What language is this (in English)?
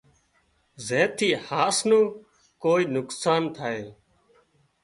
Wadiyara Koli